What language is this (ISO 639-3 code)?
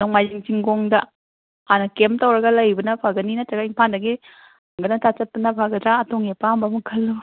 mni